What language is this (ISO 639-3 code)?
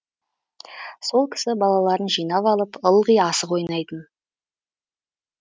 kaz